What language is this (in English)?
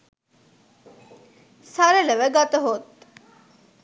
Sinhala